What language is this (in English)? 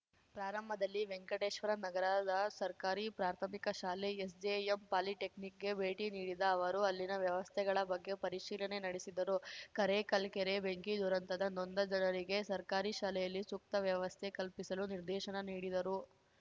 Kannada